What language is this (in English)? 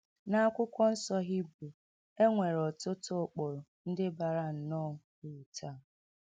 Igbo